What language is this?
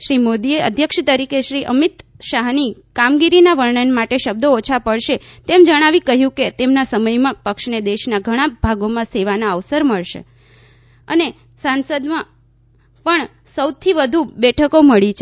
Gujarati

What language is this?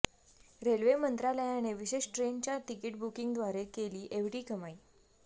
Marathi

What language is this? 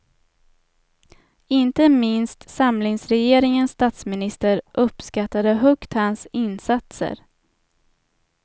Swedish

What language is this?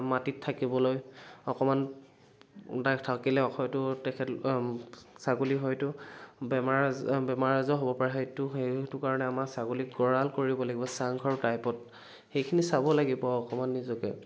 Assamese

